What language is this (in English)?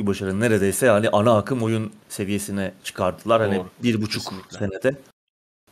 Turkish